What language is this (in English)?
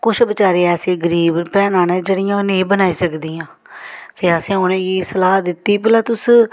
Dogri